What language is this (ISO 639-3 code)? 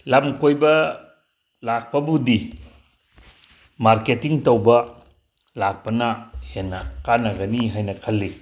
mni